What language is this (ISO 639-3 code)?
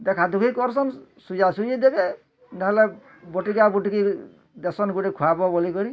ori